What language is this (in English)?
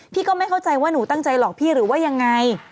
Thai